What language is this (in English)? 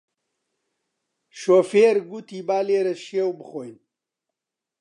Central Kurdish